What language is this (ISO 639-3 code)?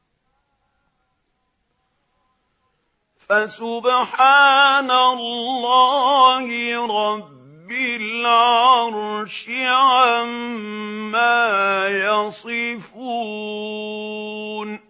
ara